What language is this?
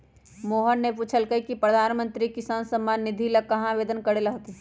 Magahi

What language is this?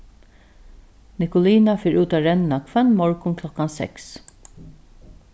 Faroese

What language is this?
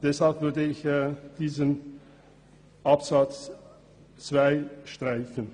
Swiss German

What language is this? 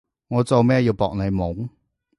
Cantonese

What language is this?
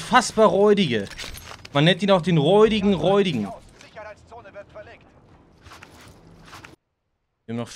German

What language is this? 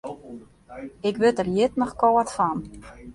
Western Frisian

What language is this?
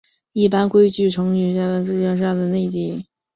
Chinese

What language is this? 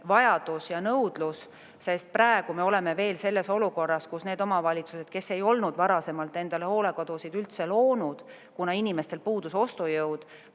Estonian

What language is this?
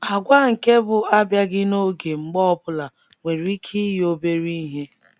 Igbo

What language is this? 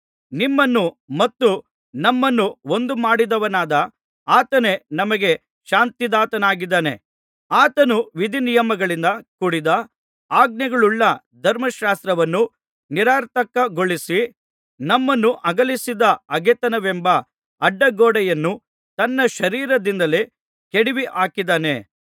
Kannada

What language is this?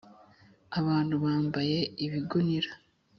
Kinyarwanda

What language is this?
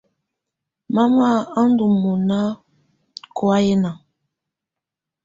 Tunen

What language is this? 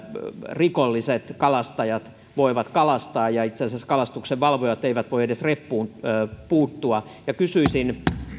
Finnish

